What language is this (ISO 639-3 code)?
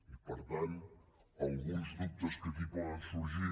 cat